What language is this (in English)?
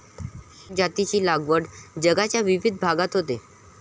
Marathi